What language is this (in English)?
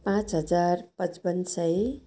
Nepali